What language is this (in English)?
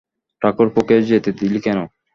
Bangla